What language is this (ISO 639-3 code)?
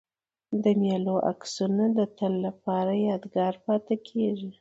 pus